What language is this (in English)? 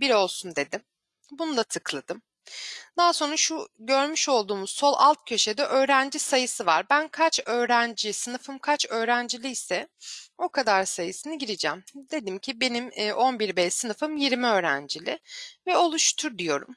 Turkish